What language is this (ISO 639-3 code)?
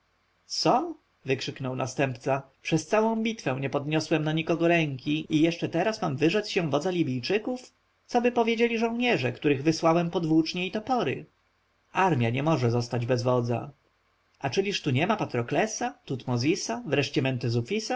pol